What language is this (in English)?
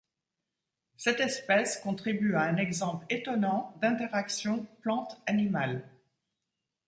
French